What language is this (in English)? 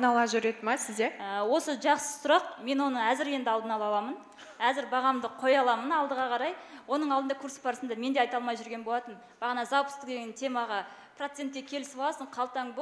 Russian